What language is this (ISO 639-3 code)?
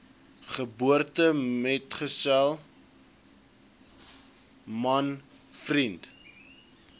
afr